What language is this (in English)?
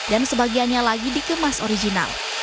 Indonesian